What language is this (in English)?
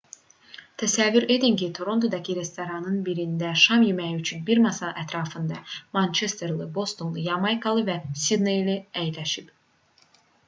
Azerbaijani